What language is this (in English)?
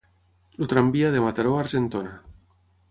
Catalan